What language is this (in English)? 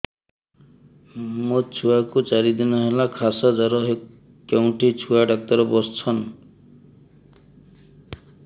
Odia